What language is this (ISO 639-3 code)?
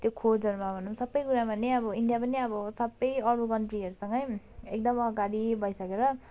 nep